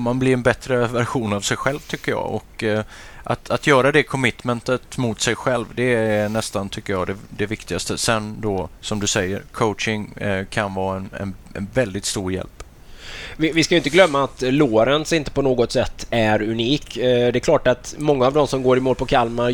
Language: Swedish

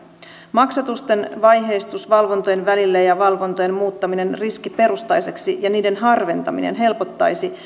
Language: Finnish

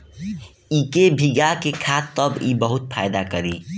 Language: Bhojpuri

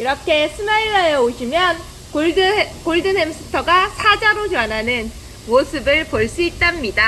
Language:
Korean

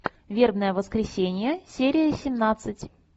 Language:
Russian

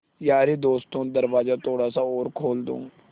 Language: Hindi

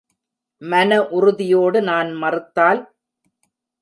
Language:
Tamil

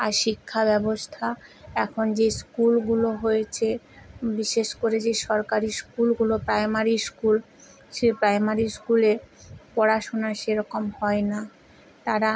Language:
Bangla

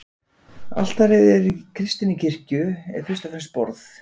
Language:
Icelandic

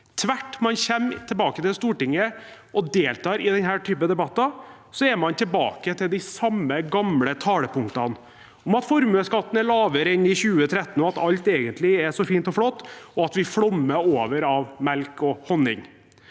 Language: Norwegian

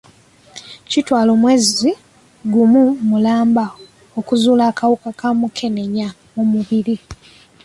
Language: Ganda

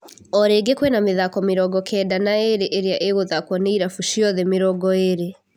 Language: Kikuyu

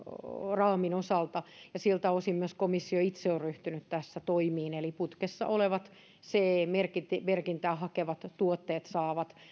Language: Finnish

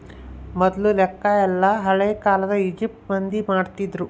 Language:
Kannada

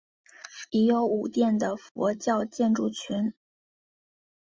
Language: Chinese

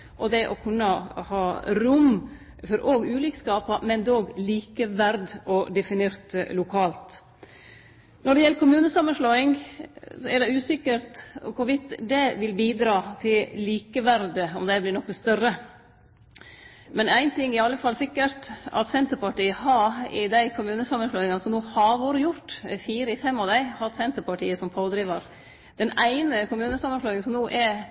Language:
Norwegian Nynorsk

